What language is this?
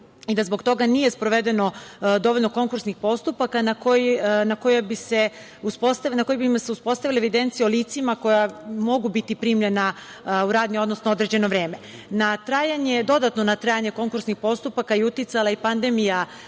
Serbian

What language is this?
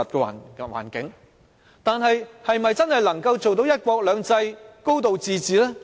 Cantonese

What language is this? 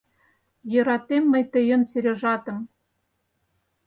Mari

